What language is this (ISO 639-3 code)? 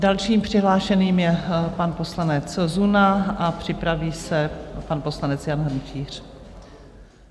ces